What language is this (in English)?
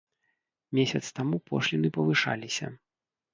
Belarusian